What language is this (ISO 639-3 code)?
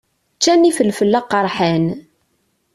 kab